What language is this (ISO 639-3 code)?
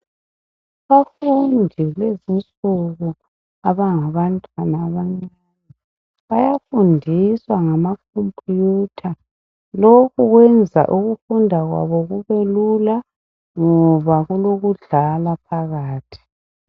nde